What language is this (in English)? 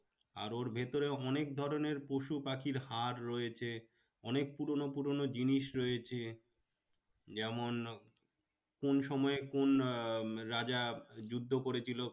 Bangla